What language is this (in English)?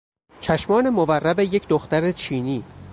Persian